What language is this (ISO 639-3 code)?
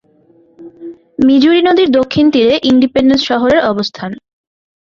ben